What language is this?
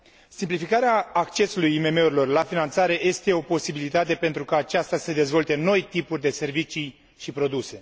Romanian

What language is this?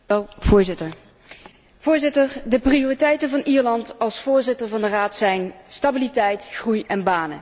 Dutch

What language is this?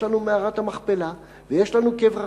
Hebrew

